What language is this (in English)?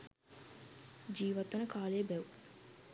Sinhala